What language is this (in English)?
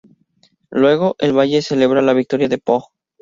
Spanish